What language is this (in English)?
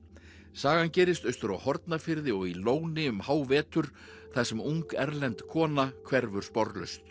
Icelandic